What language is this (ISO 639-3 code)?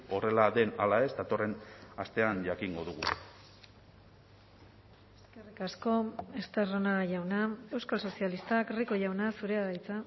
eus